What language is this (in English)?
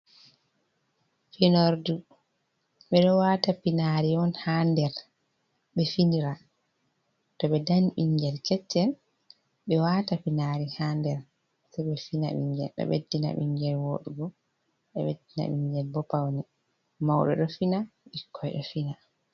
Fula